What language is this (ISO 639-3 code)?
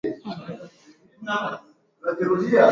swa